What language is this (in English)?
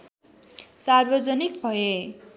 Nepali